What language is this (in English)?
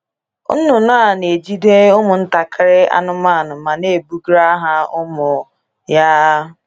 Igbo